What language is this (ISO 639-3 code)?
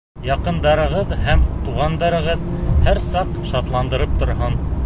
bak